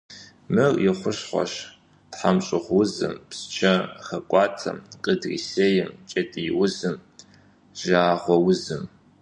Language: Kabardian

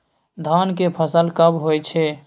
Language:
Maithili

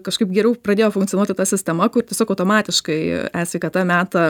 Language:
Lithuanian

